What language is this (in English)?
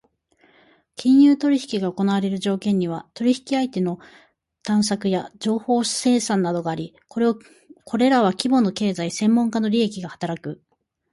Japanese